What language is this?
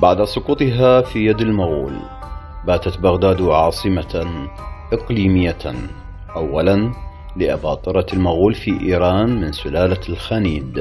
Arabic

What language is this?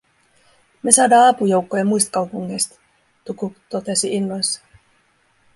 Finnish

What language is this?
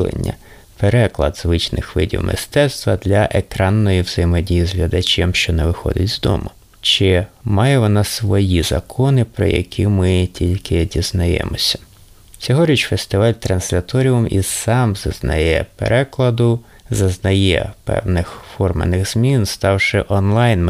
Ukrainian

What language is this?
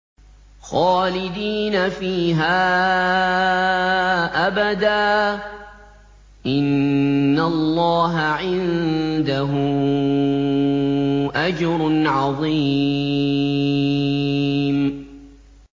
Arabic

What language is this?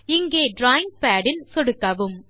Tamil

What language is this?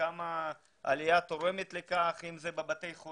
Hebrew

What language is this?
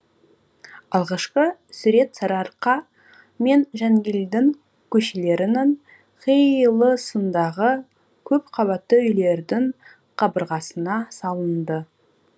Kazakh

